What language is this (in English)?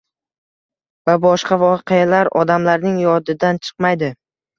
Uzbek